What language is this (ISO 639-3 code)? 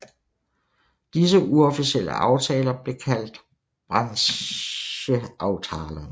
dan